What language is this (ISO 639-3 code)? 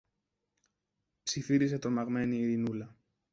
ell